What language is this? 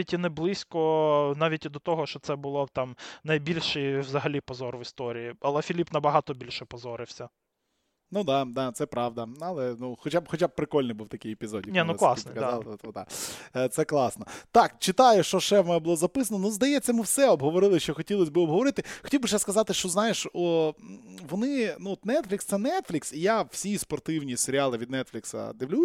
Ukrainian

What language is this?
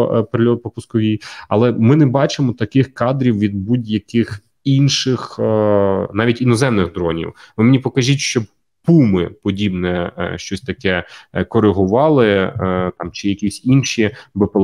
Ukrainian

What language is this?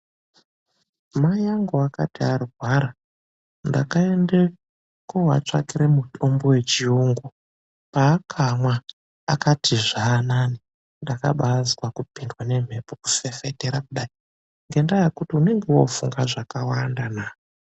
Ndau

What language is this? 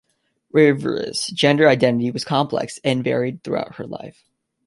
English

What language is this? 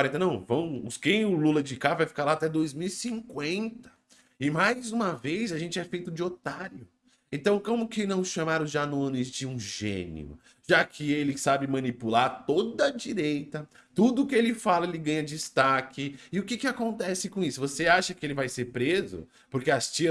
Portuguese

